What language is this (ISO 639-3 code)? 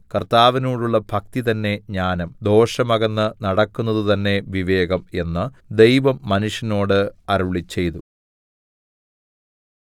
mal